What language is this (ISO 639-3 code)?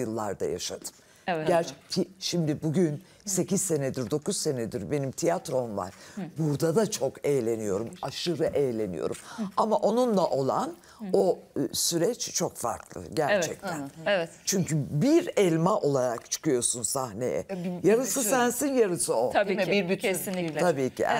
tur